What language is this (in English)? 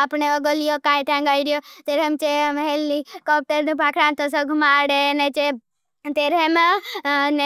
Bhili